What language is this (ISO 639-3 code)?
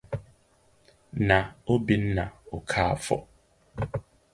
ibo